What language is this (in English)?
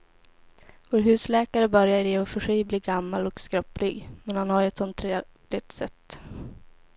Swedish